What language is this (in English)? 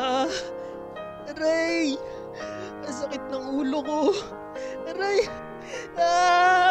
Filipino